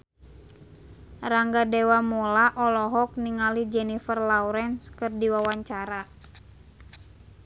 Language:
Sundanese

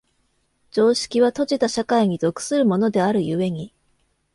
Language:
Japanese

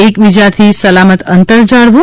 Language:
Gujarati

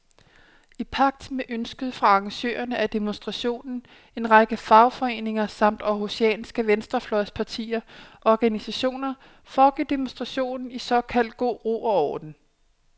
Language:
Danish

